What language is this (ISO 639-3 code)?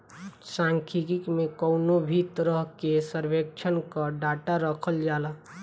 bho